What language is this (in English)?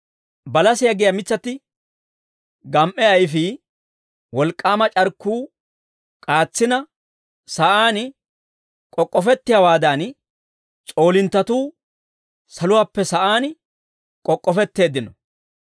Dawro